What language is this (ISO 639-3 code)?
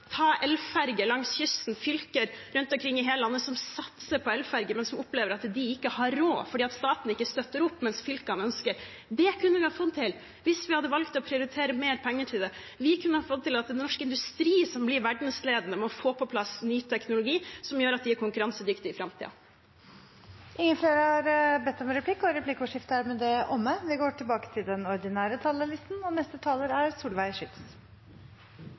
nor